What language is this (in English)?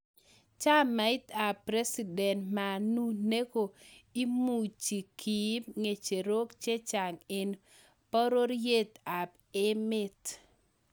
Kalenjin